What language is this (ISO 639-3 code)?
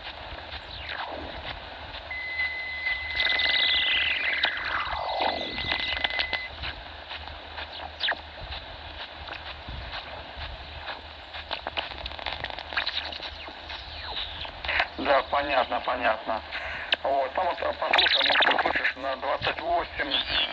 rus